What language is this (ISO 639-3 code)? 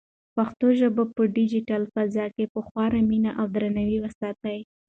pus